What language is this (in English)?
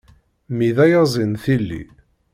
Kabyle